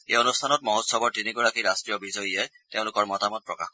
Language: Assamese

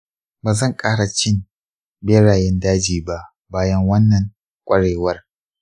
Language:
Hausa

